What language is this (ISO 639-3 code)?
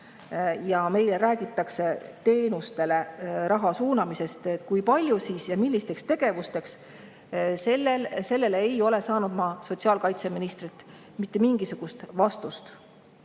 est